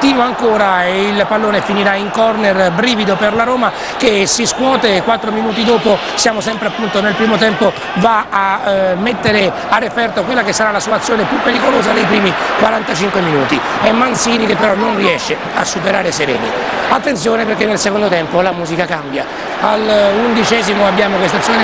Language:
Italian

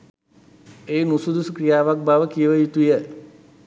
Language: Sinhala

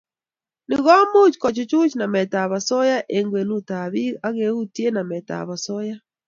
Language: Kalenjin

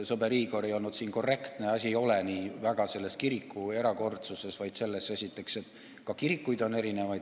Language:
Estonian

